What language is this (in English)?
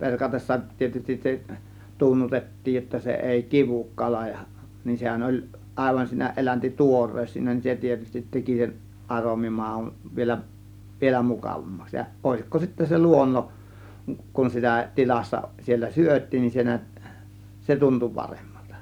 Finnish